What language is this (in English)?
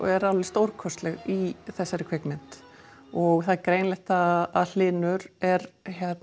Icelandic